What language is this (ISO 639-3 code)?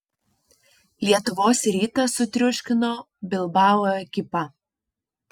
lit